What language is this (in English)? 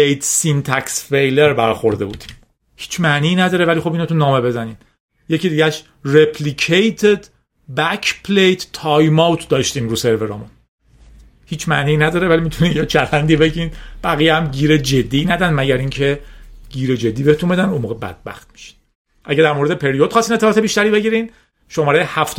Persian